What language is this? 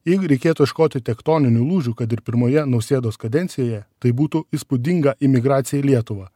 Lithuanian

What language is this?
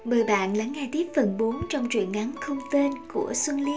Vietnamese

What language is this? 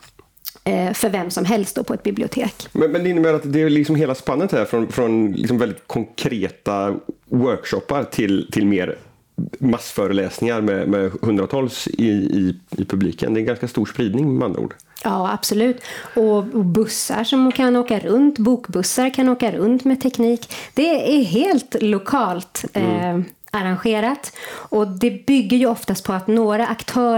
Swedish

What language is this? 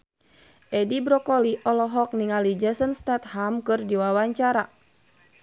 Sundanese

